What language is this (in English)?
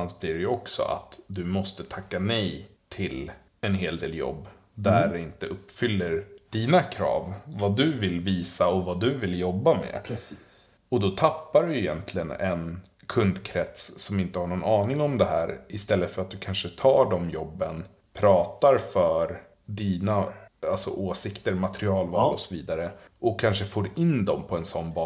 Swedish